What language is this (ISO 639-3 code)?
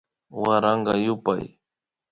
qvi